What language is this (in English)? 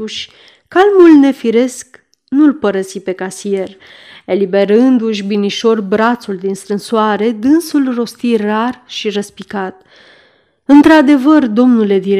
Romanian